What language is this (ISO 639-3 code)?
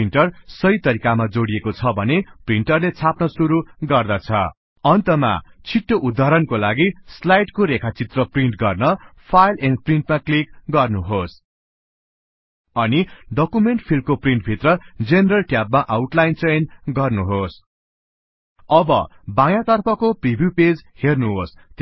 nep